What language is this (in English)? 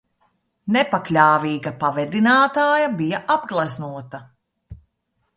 Latvian